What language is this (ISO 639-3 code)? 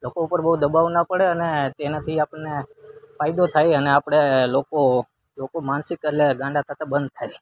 guj